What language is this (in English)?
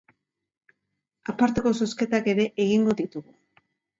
Basque